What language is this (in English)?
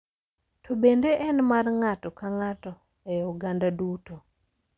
Luo (Kenya and Tanzania)